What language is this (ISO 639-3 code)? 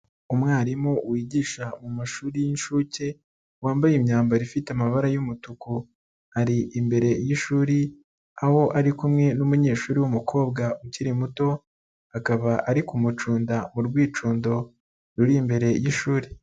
kin